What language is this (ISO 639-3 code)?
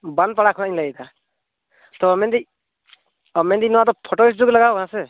sat